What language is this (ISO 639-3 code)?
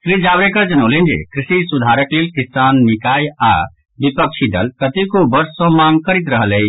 mai